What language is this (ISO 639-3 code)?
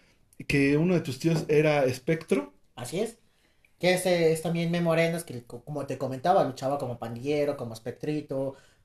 spa